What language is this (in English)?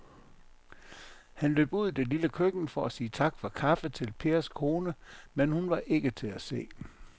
Danish